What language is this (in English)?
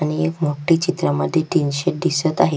Marathi